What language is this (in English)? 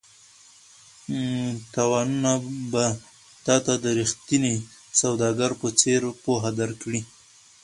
Pashto